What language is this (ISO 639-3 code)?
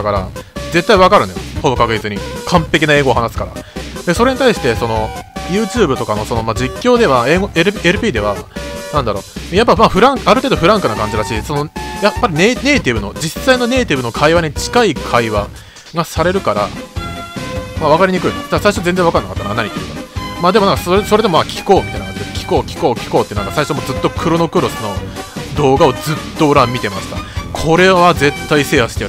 jpn